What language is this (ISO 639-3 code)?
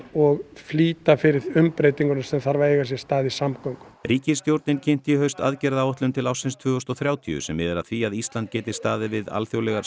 isl